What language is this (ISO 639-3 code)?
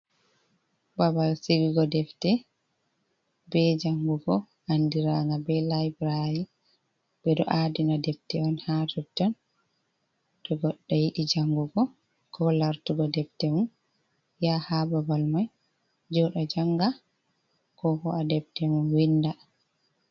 ful